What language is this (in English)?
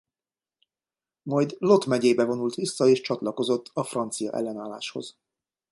Hungarian